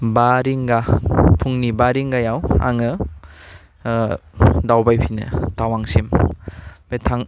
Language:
Bodo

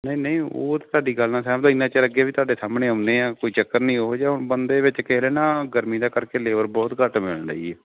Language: Punjabi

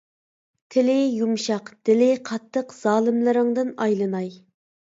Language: Uyghur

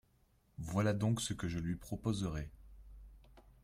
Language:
French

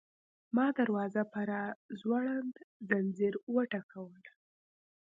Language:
Pashto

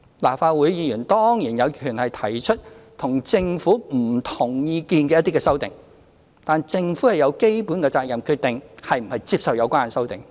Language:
Cantonese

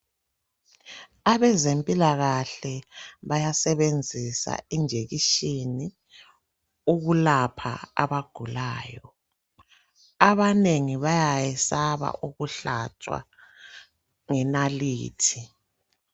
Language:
North Ndebele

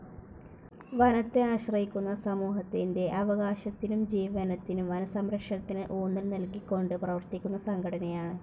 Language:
Malayalam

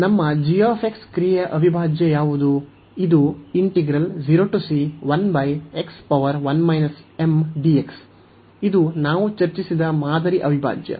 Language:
Kannada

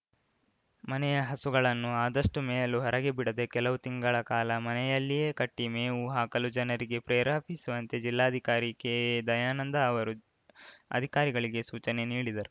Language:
Kannada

